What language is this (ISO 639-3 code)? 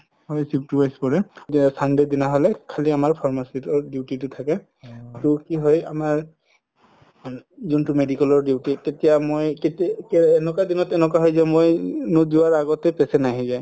asm